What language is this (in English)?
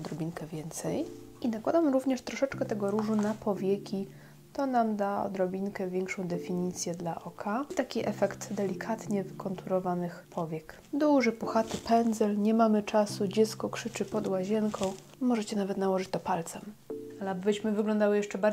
Polish